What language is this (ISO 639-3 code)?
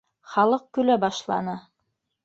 bak